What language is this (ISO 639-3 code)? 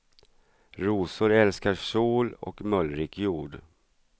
swe